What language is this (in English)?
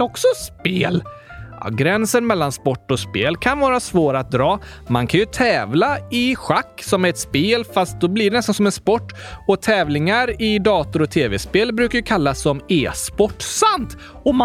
Swedish